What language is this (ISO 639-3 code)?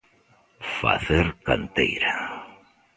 glg